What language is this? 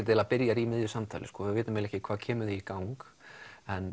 Icelandic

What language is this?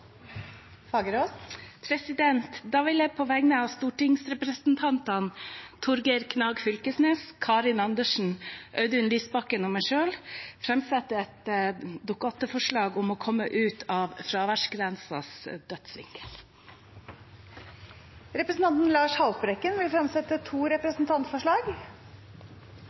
Norwegian Nynorsk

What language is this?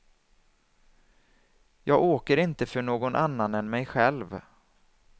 Swedish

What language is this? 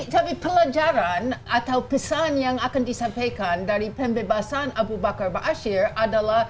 Indonesian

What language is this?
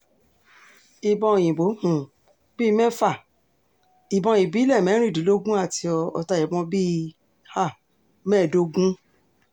Yoruba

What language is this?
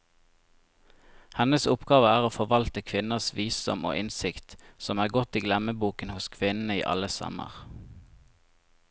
Norwegian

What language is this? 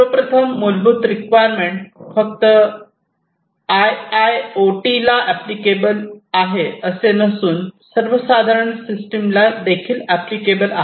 Marathi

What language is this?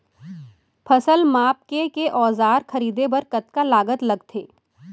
Chhattisgarhi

